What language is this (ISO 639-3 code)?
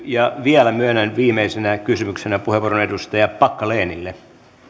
fin